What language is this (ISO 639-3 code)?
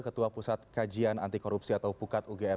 ind